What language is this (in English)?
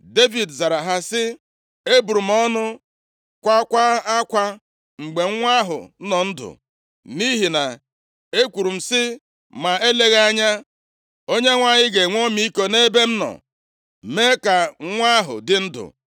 Igbo